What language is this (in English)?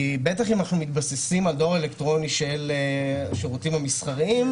Hebrew